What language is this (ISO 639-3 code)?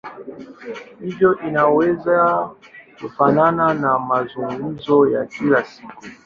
swa